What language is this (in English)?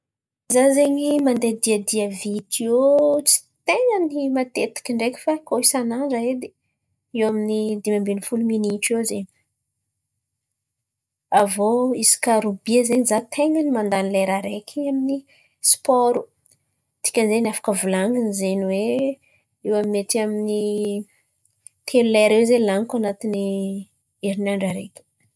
Antankarana Malagasy